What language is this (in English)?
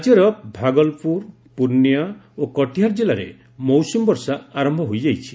Odia